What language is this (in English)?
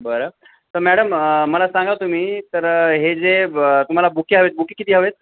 Marathi